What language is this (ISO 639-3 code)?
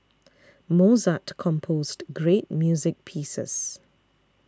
eng